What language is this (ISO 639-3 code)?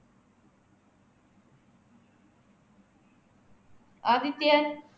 tam